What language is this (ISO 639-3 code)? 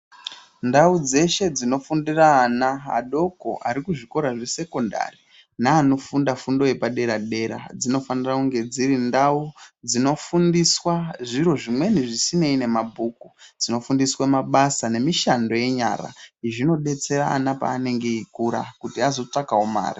ndc